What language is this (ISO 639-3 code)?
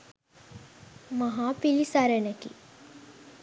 sin